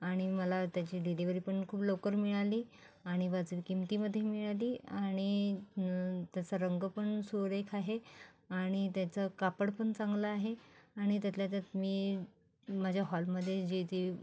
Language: Marathi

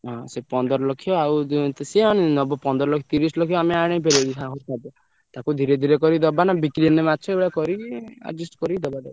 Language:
Odia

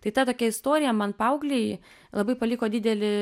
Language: Lithuanian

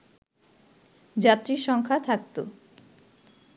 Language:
Bangla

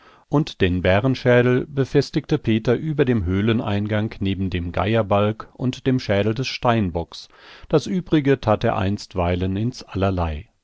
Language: German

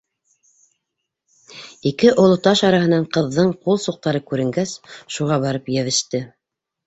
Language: Bashkir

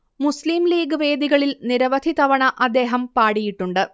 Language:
Malayalam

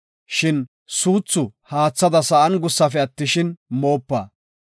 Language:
Gofa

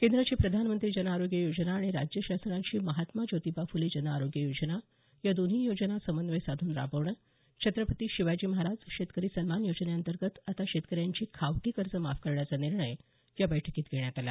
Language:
Marathi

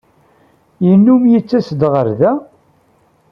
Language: Kabyle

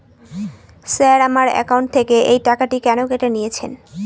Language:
Bangla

